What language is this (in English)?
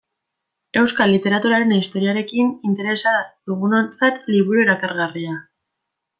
Basque